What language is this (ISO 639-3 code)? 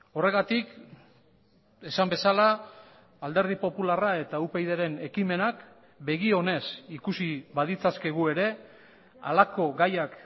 eus